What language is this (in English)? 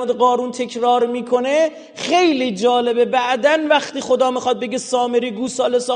Persian